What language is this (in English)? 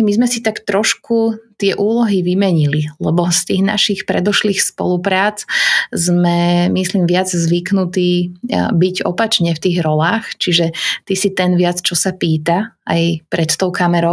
Slovak